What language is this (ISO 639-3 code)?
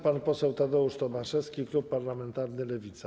pol